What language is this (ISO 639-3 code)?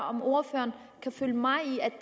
dan